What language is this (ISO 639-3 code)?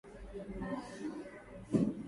swa